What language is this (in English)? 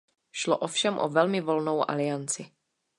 Czech